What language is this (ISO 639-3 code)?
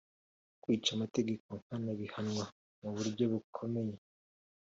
kin